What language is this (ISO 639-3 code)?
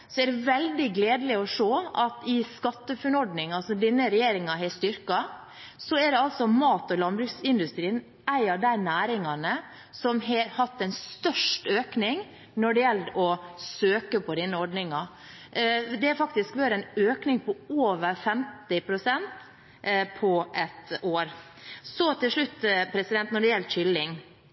nob